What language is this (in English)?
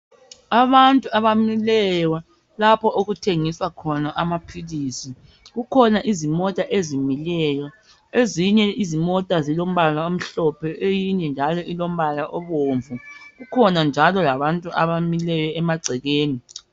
North Ndebele